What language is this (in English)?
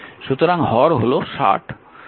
Bangla